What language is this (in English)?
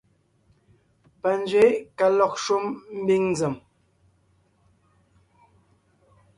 Ngiemboon